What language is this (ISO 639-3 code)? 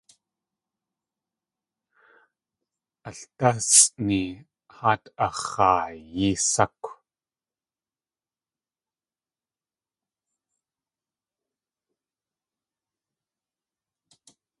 tli